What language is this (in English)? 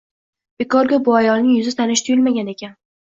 Uzbek